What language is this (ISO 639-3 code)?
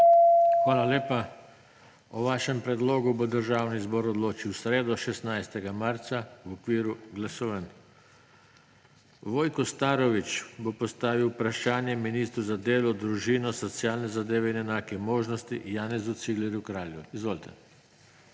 slv